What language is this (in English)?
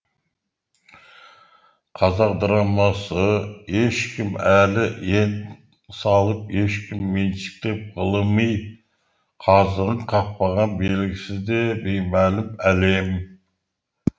Kazakh